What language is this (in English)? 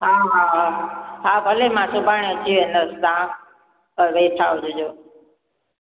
Sindhi